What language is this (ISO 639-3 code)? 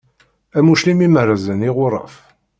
kab